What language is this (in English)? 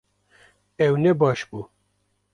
Kurdish